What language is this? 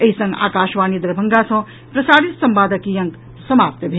Maithili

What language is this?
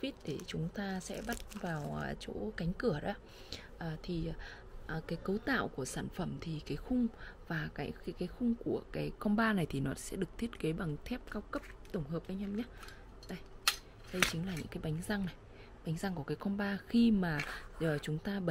Vietnamese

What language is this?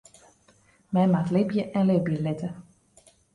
Western Frisian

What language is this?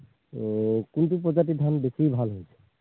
Assamese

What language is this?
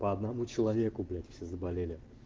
Russian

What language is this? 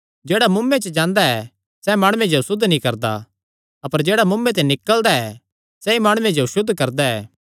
Kangri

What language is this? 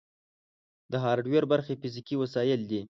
Pashto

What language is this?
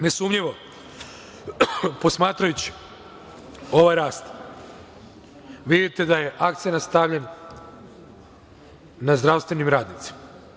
Serbian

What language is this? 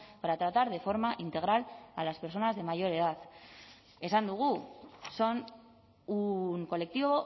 Spanish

